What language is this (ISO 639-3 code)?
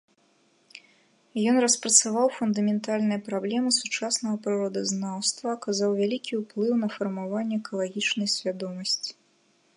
bel